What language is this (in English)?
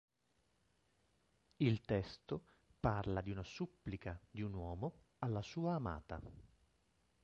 Italian